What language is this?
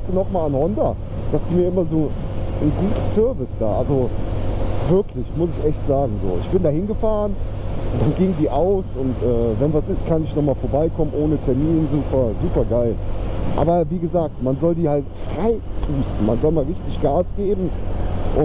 German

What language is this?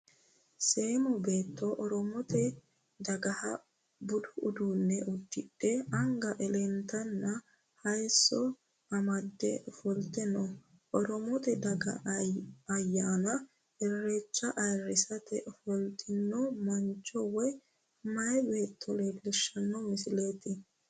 Sidamo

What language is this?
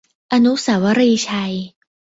Thai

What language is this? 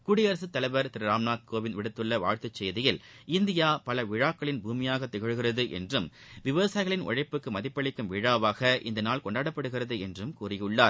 Tamil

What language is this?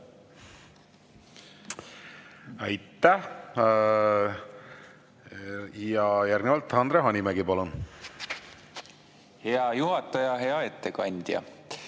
Estonian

